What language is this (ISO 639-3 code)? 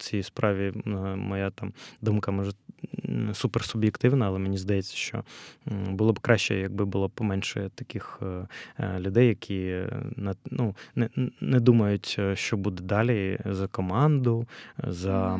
ukr